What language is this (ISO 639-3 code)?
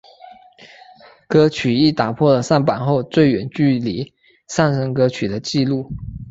zho